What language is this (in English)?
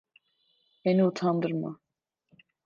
Turkish